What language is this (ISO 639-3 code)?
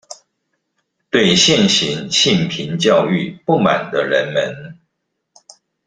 zho